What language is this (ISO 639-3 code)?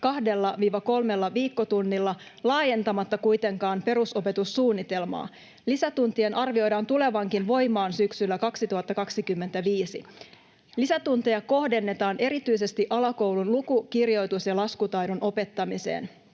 fin